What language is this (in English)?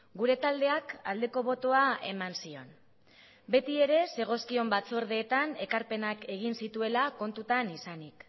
Basque